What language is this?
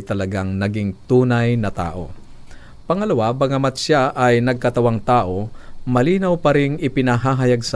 Filipino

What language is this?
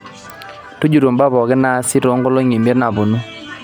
Masai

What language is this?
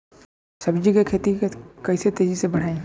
Bhojpuri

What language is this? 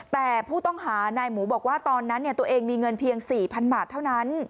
Thai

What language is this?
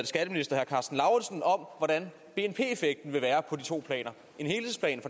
Danish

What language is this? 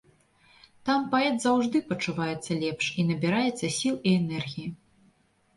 Belarusian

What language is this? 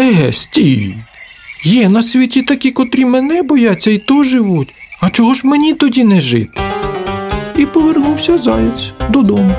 Ukrainian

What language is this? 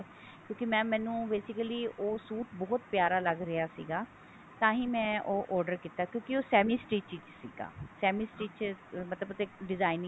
Punjabi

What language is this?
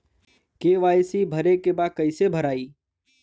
Bhojpuri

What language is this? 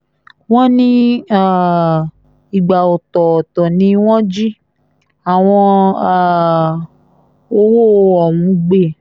Yoruba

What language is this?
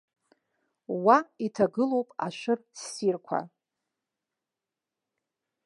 Abkhazian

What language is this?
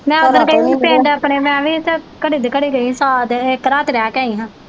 Punjabi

